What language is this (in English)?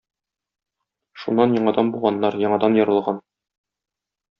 Tatar